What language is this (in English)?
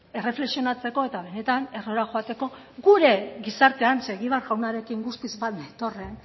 Basque